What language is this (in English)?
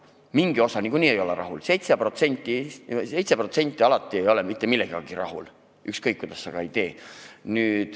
Estonian